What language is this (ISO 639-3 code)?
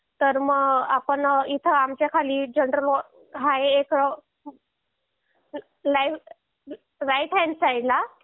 mar